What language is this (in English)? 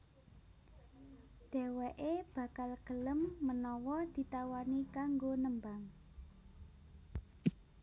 Javanese